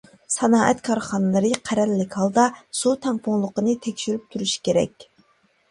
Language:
Uyghur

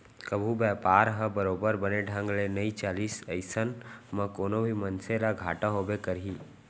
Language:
Chhattisgarhi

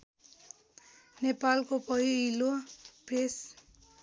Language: Nepali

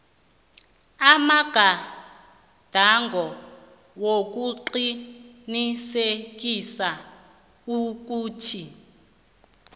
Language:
South Ndebele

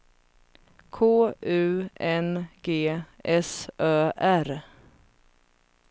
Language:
Swedish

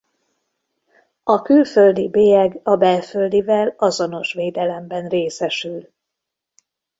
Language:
Hungarian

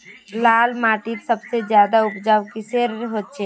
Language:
Magahi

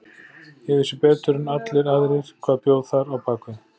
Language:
Icelandic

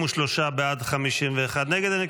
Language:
Hebrew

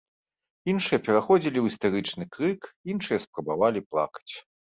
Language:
Belarusian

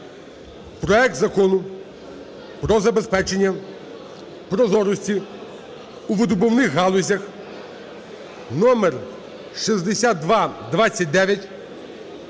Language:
Ukrainian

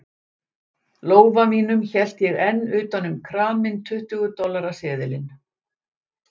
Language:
Icelandic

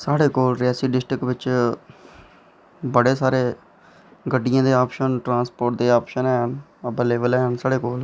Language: Dogri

